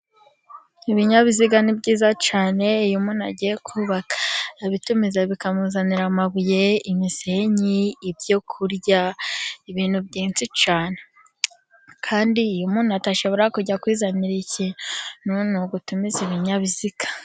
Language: Kinyarwanda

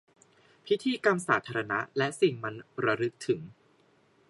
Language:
Thai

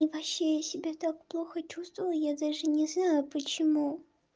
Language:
Russian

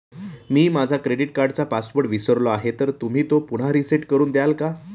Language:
Marathi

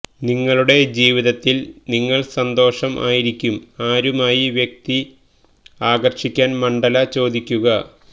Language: Malayalam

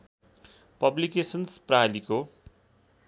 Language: Nepali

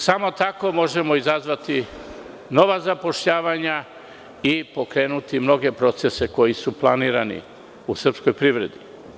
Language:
Serbian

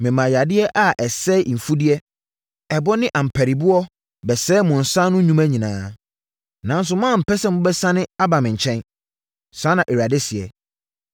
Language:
Akan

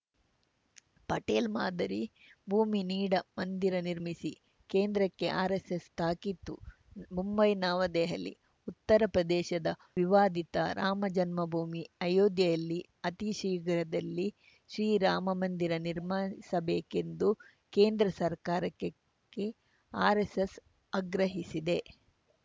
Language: Kannada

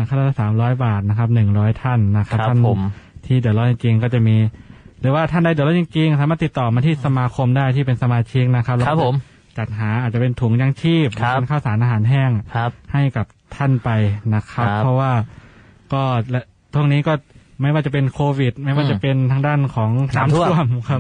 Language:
Thai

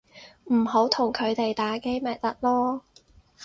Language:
Cantonese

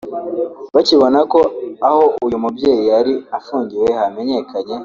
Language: Kinyarwanda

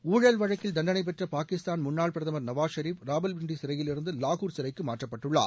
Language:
Tamil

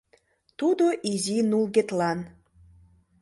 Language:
Mari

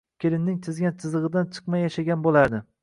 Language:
Uzbek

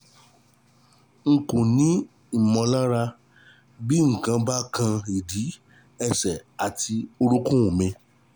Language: Yoruba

